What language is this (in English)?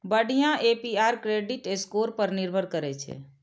Maithili